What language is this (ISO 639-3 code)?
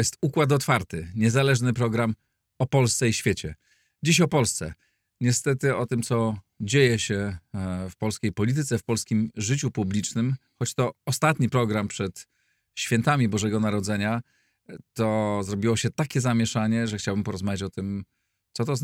pol